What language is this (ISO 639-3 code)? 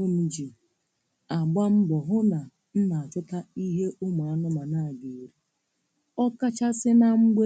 ibo